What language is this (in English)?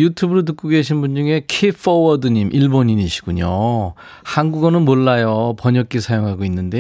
Korean